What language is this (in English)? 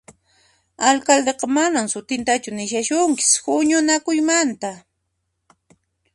Puno Quechua